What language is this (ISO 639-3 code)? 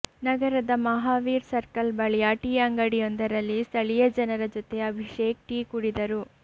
kan